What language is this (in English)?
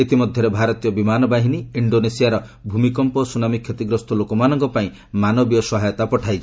Odia